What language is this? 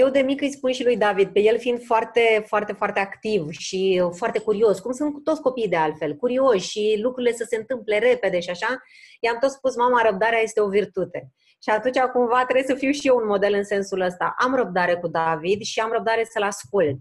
Romanian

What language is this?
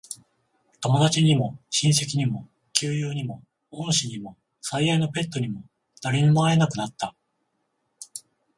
Japanese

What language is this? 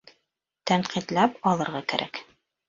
Bashkir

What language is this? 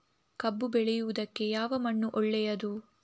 Kannada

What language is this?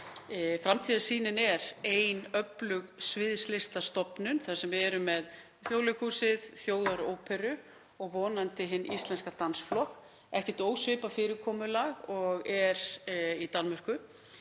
Icelandic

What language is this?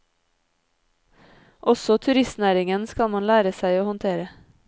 Norwegian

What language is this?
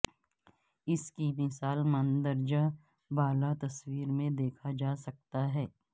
Urdu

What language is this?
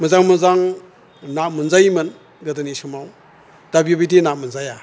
Bodo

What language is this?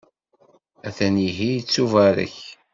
Kabyle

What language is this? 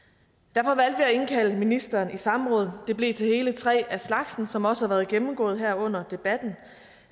Danish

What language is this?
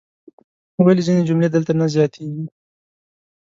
Pashto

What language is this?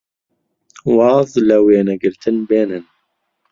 Central Kurdish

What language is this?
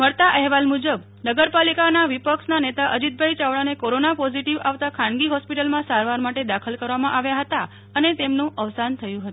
Gujarati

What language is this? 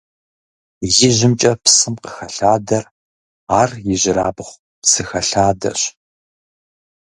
Kabardian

